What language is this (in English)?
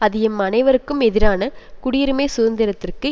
Tamil